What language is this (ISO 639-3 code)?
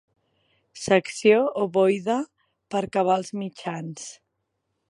cat